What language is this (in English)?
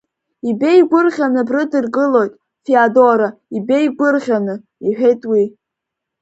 Abkhazian